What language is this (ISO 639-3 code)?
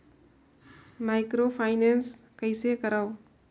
hne